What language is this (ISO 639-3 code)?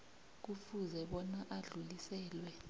nbl